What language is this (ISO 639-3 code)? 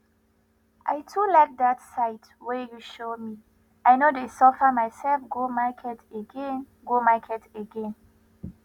pcm